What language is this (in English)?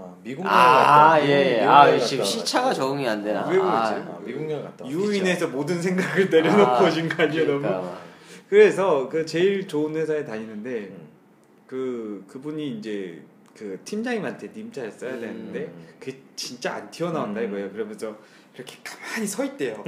Korean